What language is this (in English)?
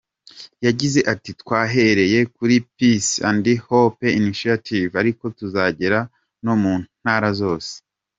Kinyarwanda